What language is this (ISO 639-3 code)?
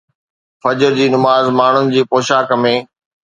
snd